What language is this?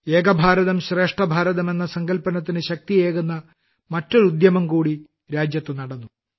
Malayalam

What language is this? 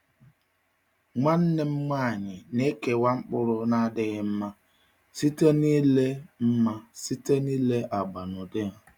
Igbo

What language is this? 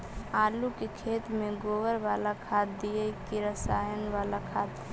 Magahi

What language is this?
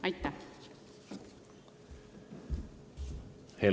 Estonian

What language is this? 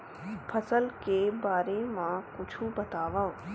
Chhattisgarhi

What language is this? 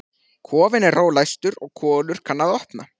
Icelandic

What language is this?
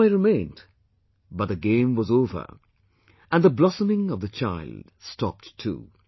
English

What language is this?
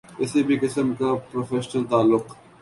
Urdu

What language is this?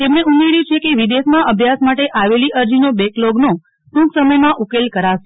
Gujarati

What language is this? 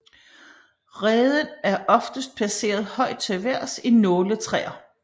Danish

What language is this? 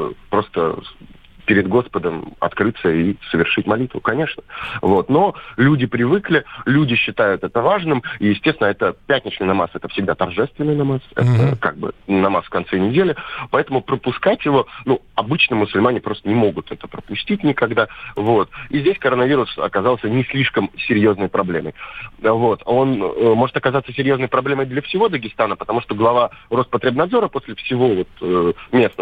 Russian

